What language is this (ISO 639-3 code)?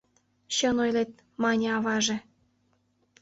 chm